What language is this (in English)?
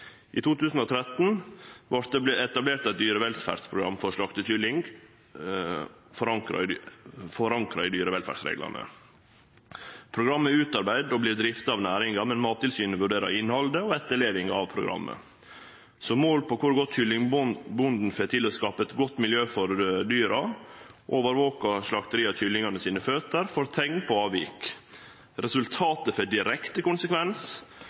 Norwegian Nynorsk